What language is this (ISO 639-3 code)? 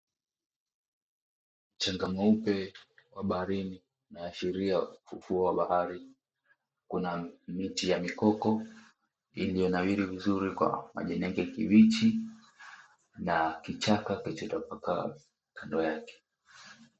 swa